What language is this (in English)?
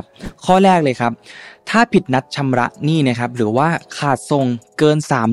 Thai